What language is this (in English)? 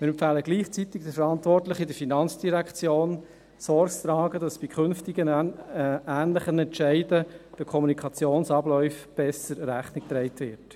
Swiss German